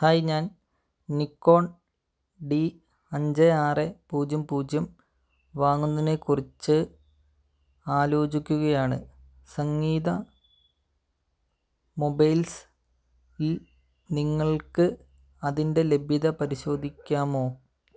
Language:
Malayalam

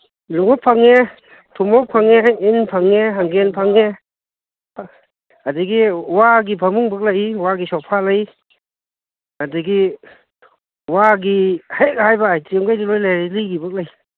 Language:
Manipuri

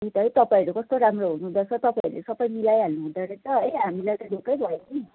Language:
Nepali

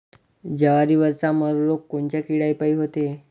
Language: Marathi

